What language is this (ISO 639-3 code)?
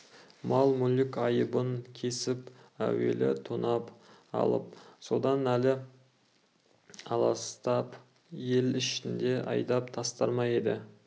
kaz